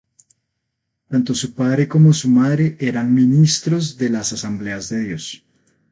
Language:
Spanish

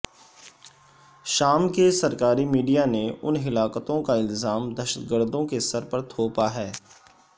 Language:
Urdu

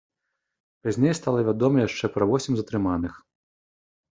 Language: Belarusian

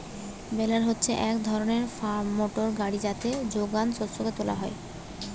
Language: Bangla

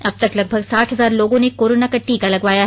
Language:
Hindi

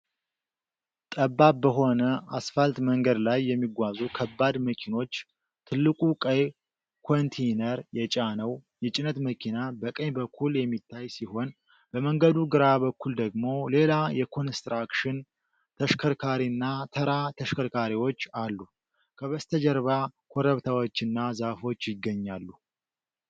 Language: Amharic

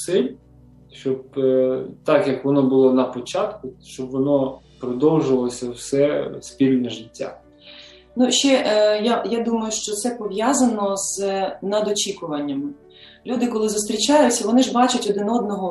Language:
Ukrainian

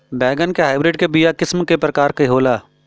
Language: Bhojpuri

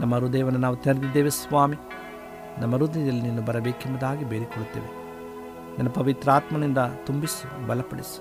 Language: Kannada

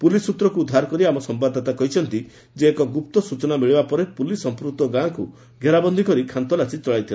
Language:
Odia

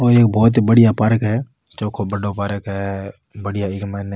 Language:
Rajasthani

